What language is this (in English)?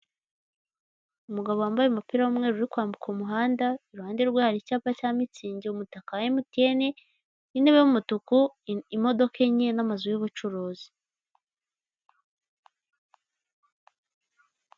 Kinyarwanda